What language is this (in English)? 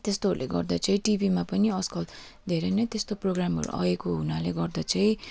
Nepali